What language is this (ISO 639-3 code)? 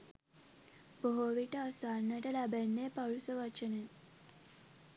sin